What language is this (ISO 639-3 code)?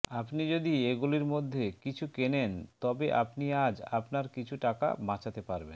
ben